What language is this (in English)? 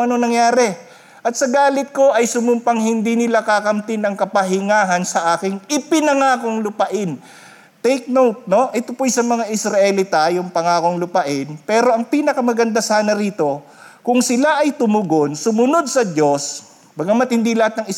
Filipino